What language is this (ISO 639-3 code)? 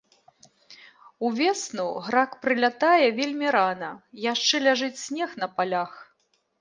bel